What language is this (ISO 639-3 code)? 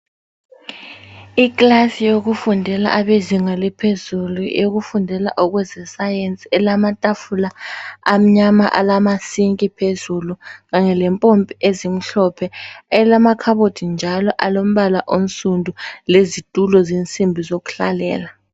nde